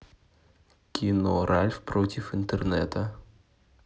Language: Russian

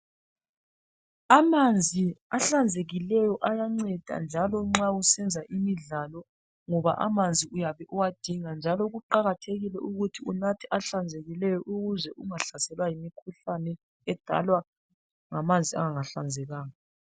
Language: North Ndebele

